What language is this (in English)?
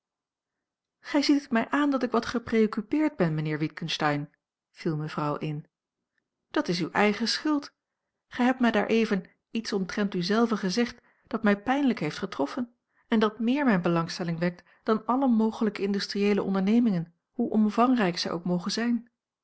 Dutch